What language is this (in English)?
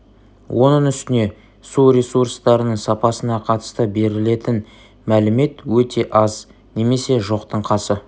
Kazakh